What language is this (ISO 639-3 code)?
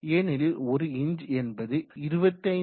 tam